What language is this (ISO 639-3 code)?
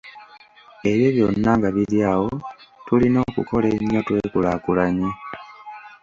lug